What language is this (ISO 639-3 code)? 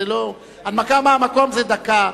heb